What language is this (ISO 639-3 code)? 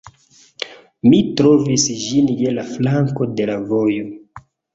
epo